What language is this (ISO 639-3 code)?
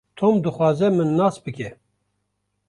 kur